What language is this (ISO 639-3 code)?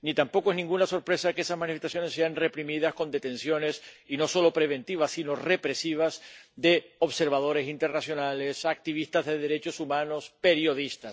spa